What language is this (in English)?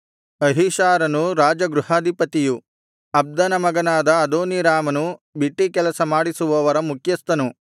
Kannada